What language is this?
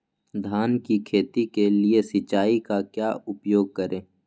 Magahi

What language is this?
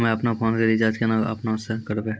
Maithili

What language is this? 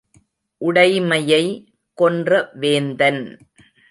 Tamil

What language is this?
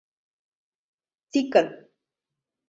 Mari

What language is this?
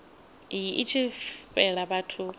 Venda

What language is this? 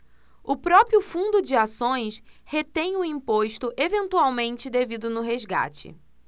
Portuguese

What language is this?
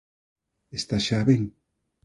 Galician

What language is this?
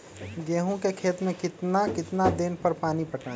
Magahi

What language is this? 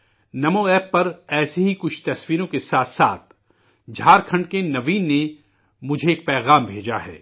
Urdu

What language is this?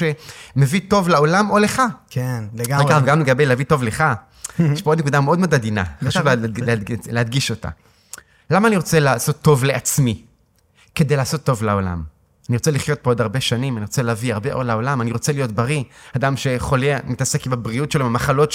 Hebrew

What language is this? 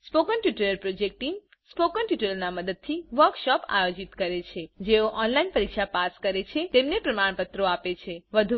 Gujarati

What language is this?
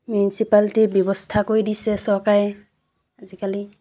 Assamese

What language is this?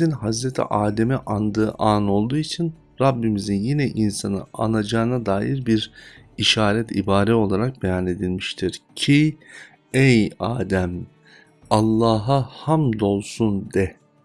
Turkish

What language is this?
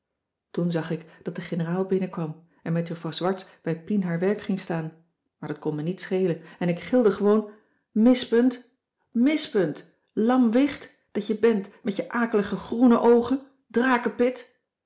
Dutch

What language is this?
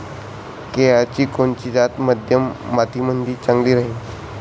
Marathi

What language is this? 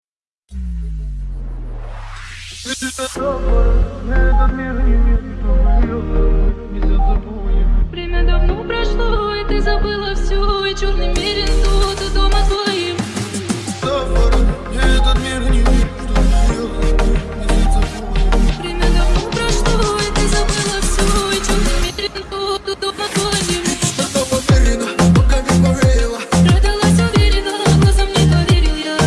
Russian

